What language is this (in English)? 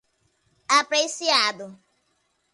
Portuguese